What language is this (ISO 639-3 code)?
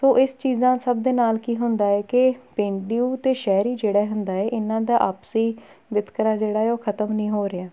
pan